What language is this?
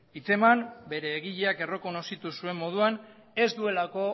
Basque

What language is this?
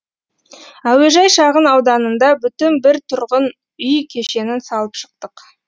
Kazakh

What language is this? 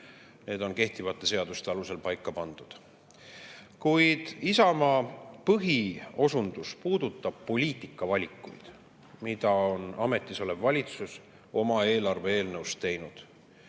Estonian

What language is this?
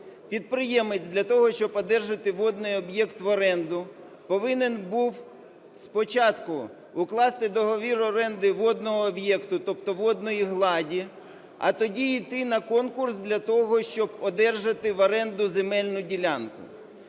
Ukrainian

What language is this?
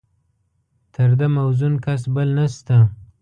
Pashto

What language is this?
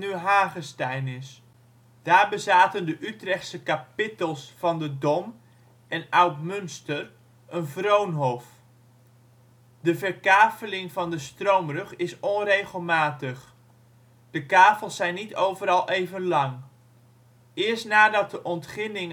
Dutch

